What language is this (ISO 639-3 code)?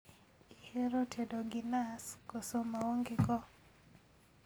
luo